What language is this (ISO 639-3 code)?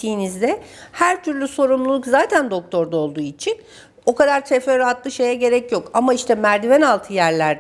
tur